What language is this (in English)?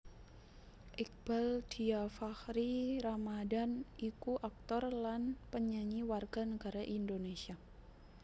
Javanese